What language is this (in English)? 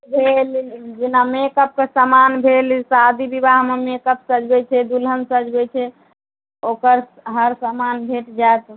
Maithili